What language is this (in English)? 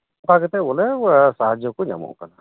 Santali